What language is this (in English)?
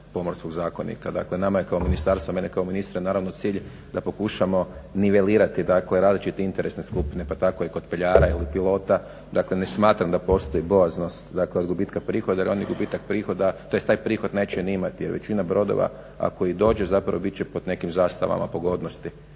Croatian